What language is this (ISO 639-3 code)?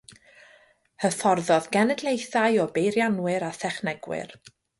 cym